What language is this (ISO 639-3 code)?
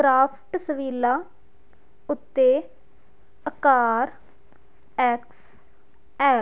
pan